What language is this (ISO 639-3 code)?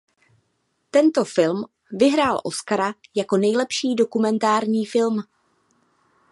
ces